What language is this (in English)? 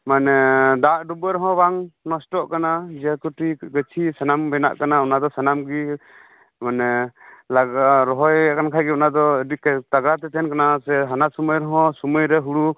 Santali